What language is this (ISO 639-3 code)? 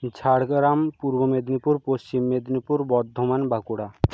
ben